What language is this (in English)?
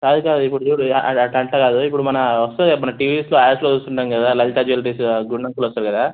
Telugu